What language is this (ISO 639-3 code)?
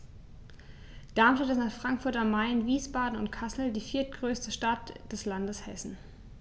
deu